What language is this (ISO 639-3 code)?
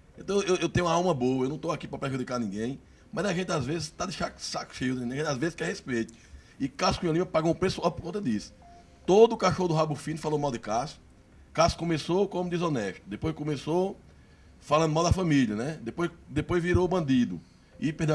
por